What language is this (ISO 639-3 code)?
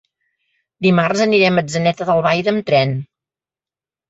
cat